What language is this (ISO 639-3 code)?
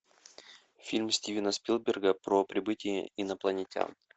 rus